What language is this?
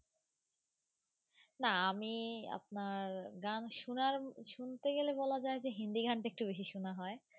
Bangla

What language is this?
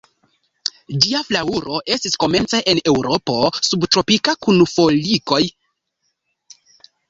Esperanto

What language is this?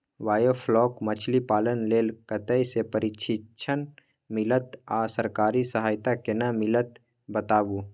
Maithili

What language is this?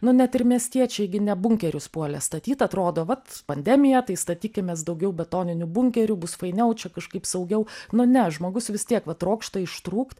Lithuanian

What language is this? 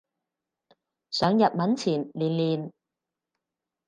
Cantonese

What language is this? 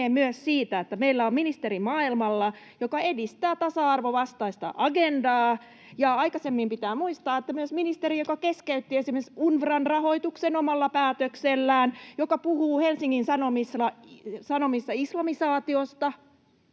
Finnish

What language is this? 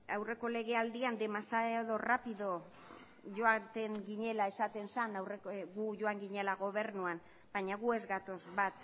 Basque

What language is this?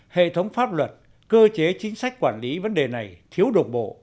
Vietnamese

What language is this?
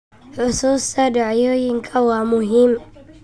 Somali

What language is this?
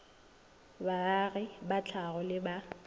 Northern Sotho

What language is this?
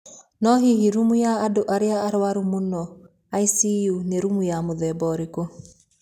Kikuyu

